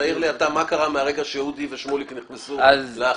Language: Hebrew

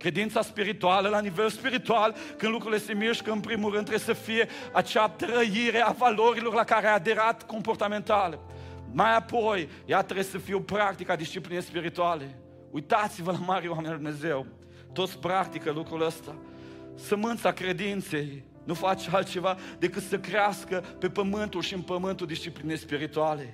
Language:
Romanian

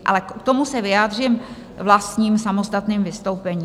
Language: Czech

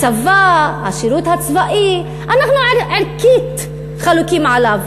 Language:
Hebrew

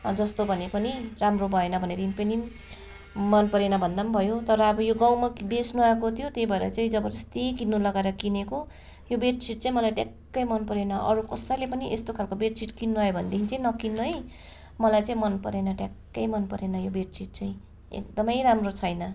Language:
Nepali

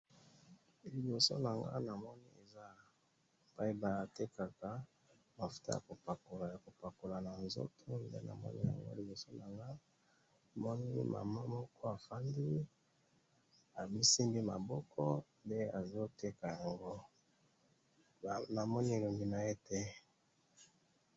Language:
Lingala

